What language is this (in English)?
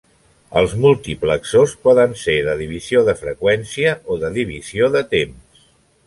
Catalan